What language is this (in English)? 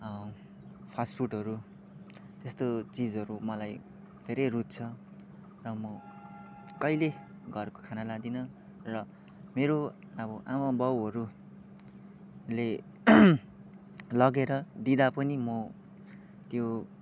Nepali